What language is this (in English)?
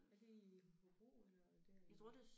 Danish